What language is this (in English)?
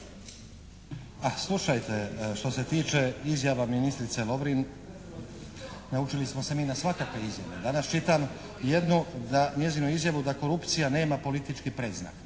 Croatian